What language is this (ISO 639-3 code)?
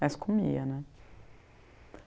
por